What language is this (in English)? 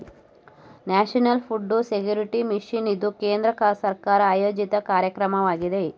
Kannada